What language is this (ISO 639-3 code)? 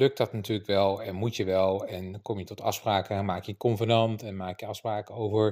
nld